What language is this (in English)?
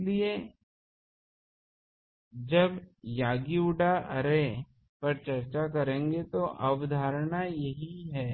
Hindi